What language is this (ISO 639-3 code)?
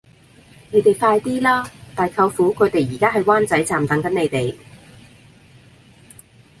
yue